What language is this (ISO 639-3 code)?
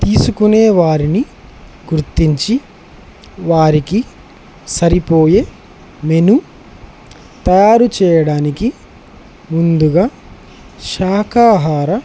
tel